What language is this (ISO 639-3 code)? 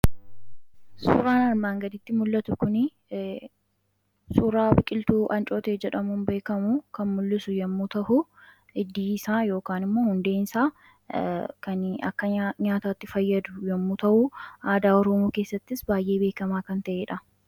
orm